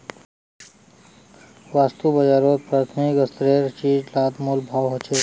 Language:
Magahi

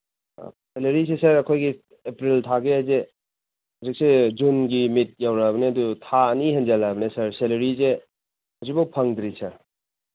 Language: Manipuri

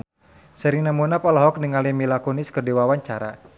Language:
Sundanese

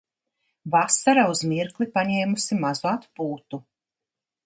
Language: Latvian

